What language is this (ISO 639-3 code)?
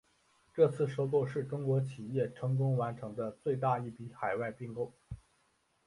zho